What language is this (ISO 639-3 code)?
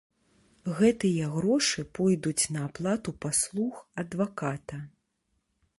bel